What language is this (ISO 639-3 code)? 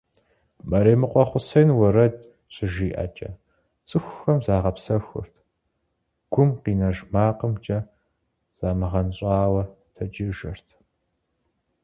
kbd